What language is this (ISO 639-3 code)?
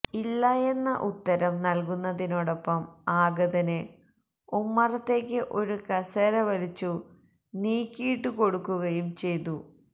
mal